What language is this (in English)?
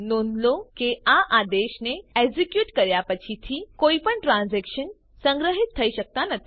Gujarati